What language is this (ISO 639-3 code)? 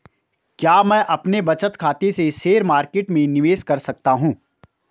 hin